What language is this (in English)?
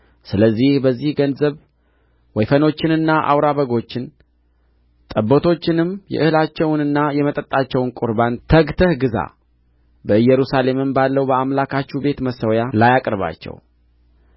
Amharic